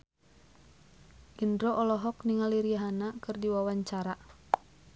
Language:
Sundanese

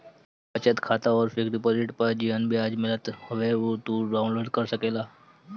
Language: Bhojpuri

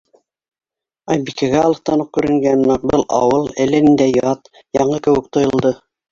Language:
Bashkir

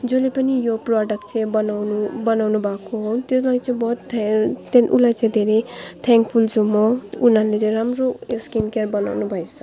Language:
Nepali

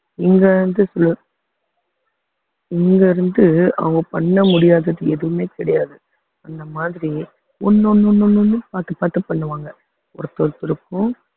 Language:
Tamil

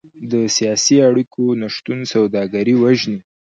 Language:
Pashto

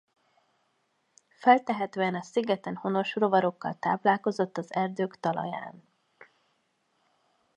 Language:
Hungarian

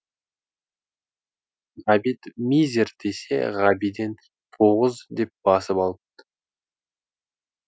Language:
Kazakh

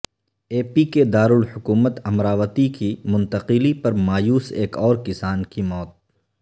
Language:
Urdu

